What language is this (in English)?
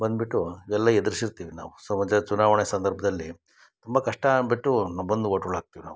Kannada